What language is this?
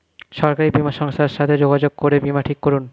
Bangla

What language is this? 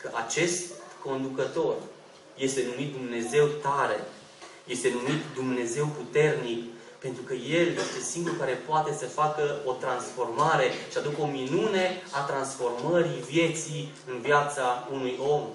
Romanian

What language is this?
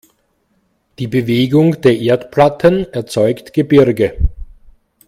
German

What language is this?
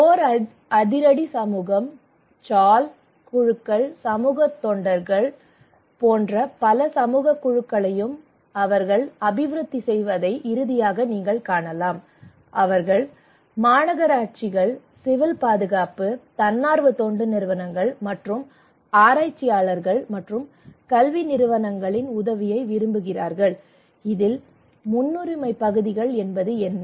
Tamil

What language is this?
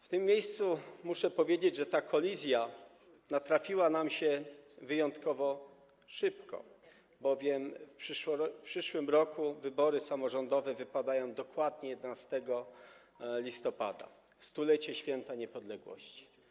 Polish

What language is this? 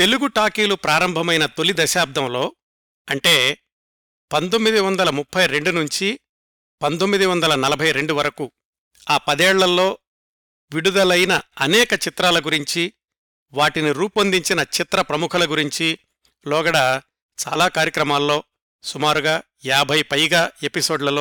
Telugu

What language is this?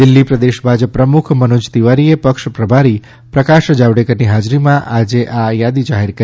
Gujarati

